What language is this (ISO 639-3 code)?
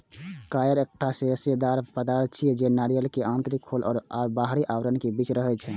mai